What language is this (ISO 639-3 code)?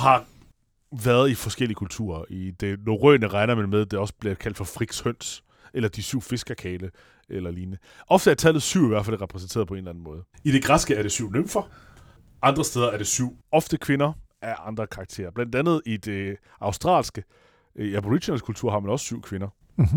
dan